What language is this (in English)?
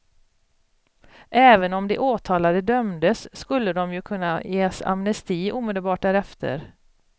Swedish